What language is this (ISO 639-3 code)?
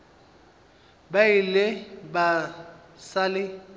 nso